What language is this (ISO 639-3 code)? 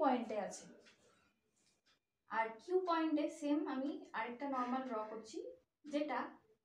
hin